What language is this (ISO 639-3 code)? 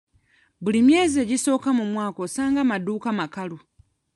lug